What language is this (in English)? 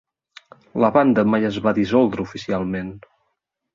Catalan